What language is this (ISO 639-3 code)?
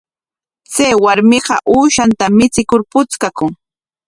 qwa